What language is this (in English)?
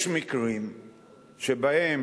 Hebrew